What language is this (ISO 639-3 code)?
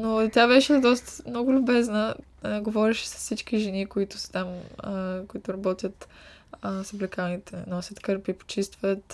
bul